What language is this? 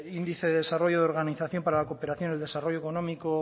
Spanish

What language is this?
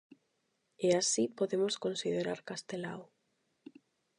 Galician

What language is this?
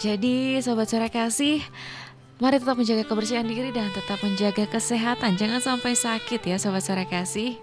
Indonesian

